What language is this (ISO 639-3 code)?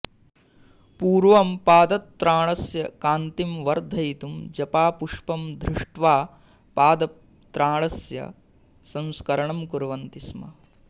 san